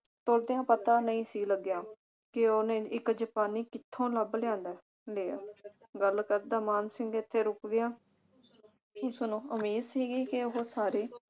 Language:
Punjabi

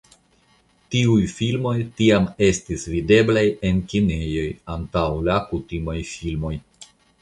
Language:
Esperanto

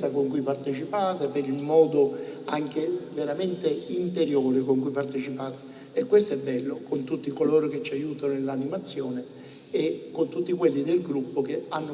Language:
Italian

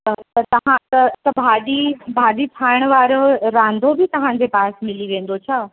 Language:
Sindhi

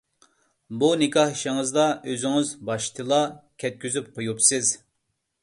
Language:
Uyghur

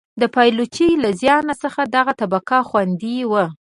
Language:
Pashto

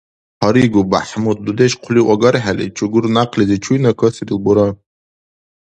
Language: Dargwa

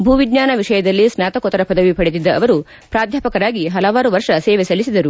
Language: Kannada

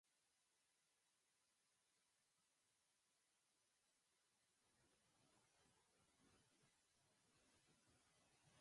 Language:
Basque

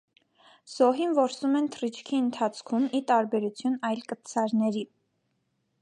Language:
Armenian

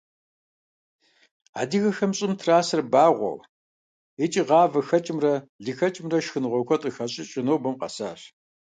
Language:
Kabardian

